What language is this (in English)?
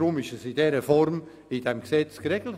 Swiss German